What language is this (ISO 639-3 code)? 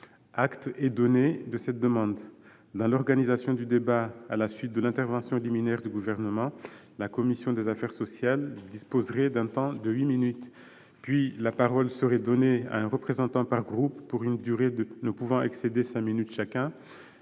fra